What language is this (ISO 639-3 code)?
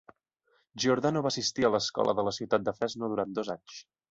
cat